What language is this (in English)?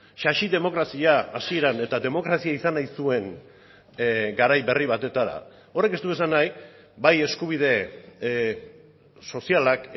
Basque